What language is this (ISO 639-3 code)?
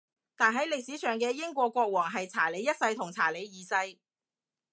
yue